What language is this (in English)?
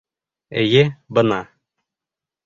Bashkir